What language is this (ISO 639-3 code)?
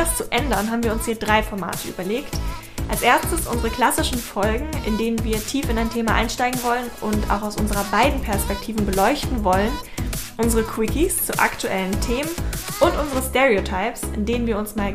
deu